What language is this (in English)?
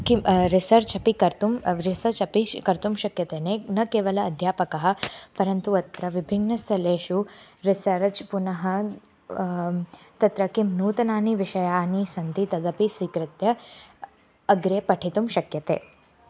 Sanskrit